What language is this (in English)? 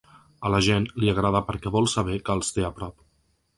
Catalan